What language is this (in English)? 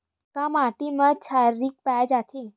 Chhattisgarhi